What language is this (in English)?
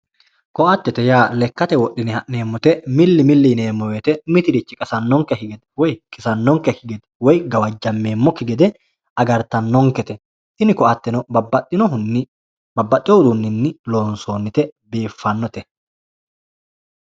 Sidamo